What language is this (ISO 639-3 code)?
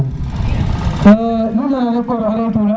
srr